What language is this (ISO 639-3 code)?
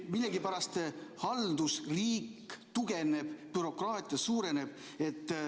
est